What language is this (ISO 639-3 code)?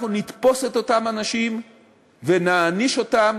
heb